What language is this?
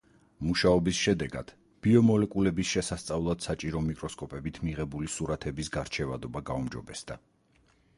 Georgian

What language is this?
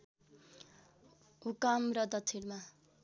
Nepali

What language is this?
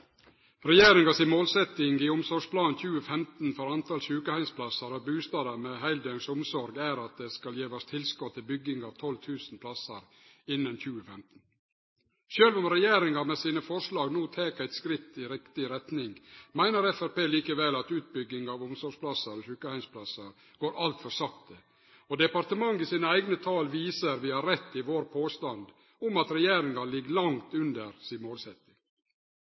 Norwegian Nynorsk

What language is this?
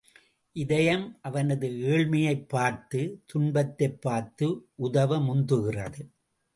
Tamil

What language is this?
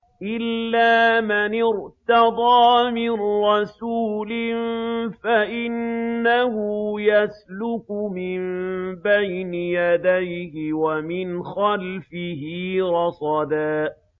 Arabic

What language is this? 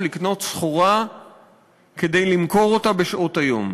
Hebrew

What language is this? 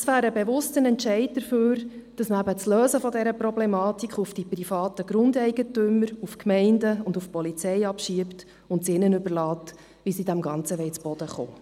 Swiss German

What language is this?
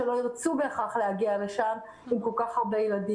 Hebrew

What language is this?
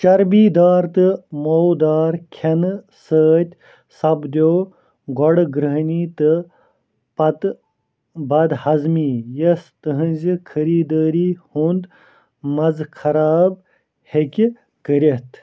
Kashmiri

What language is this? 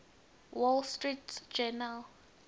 Swati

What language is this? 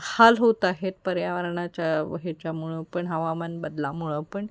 Marathi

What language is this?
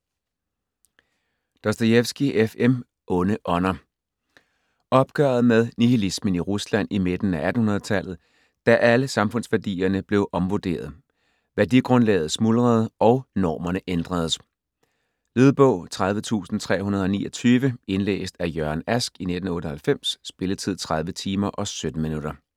Danish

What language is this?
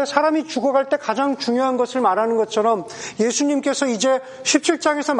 Korean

